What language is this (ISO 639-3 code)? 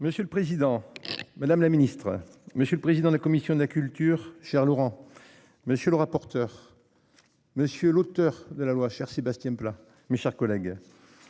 fra